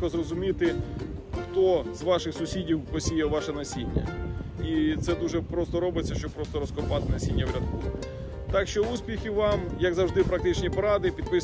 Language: Ukrainian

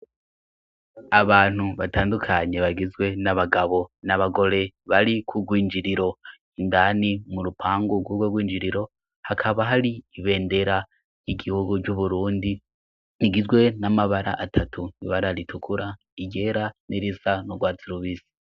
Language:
Rundi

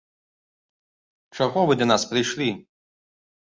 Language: Belarusian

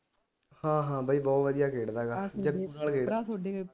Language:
Punjabi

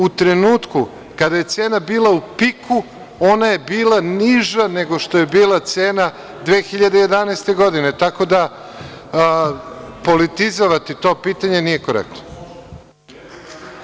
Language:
Serbian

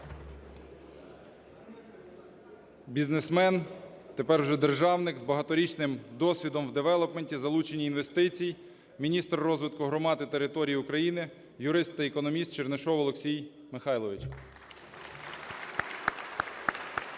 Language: Ukrainian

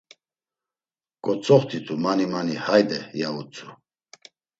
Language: Laz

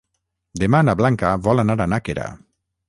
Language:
Catalan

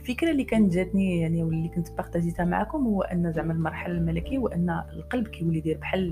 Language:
Arabic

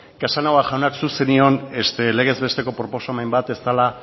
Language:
Basque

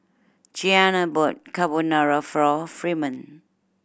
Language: English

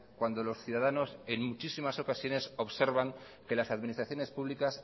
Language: Spanish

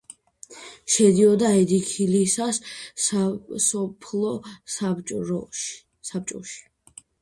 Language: Georgian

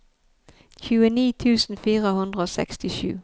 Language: Norwegian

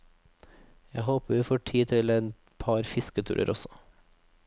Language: Norwegian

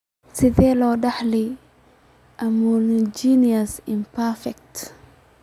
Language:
Somali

